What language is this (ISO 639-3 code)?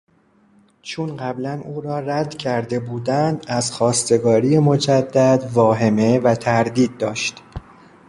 fas